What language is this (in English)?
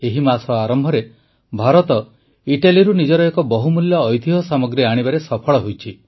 Odia